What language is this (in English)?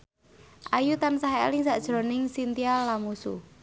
Javanese